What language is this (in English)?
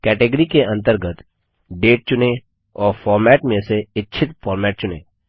Hindi